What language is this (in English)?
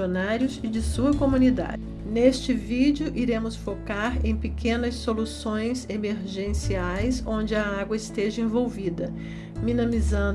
Portuguese